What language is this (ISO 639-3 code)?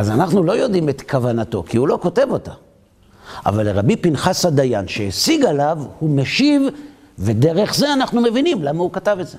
heb